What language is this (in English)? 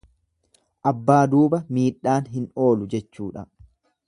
Oromo